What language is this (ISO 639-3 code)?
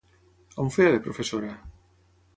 cat